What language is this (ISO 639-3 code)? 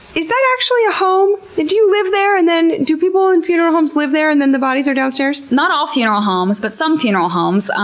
eng